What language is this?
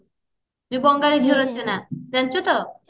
Odia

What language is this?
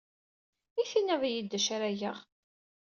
Kabyle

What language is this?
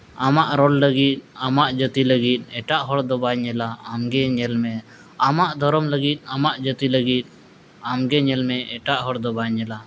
Santali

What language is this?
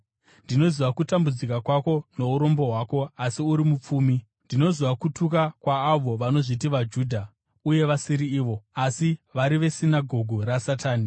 Shona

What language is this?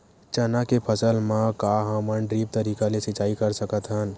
Chhattisgarhi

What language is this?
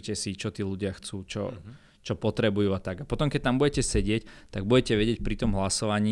Slovak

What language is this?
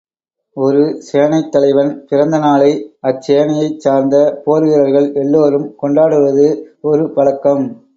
Tamil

